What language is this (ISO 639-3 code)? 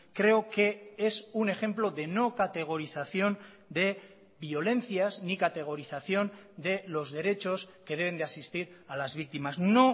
spa